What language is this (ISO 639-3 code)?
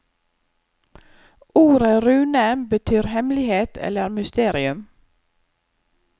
nor